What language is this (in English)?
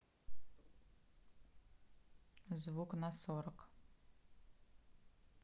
Russian